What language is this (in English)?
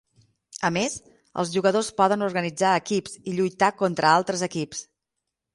Catalan